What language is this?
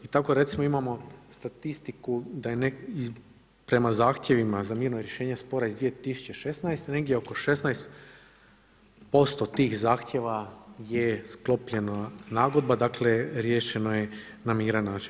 Croatian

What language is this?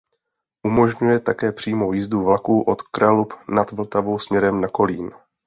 Czech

